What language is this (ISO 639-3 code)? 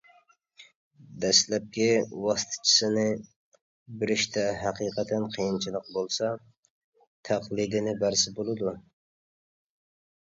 uig